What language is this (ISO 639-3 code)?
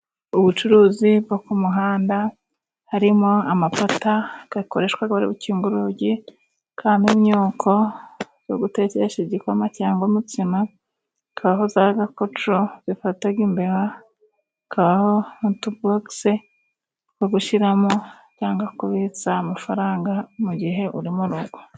kin